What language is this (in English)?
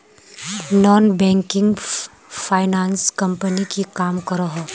Magahi